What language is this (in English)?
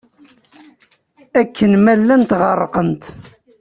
Kabyle